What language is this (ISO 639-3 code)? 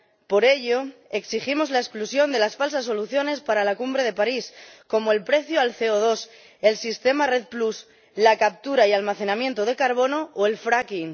spa